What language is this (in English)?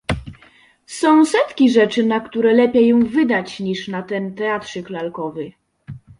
Polish